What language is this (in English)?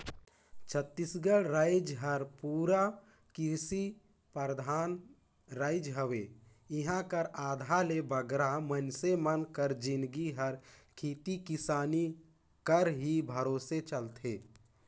Chhattisgarhi